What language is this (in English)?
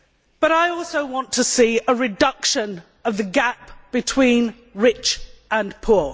English